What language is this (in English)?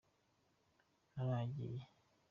Kinyarwanda